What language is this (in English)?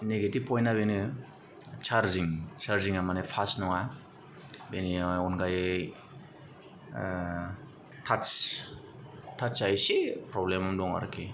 Bodo